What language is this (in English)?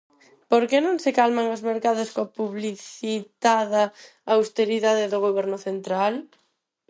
Galician